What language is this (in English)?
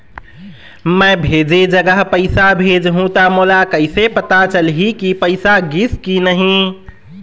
Chhattisgarhi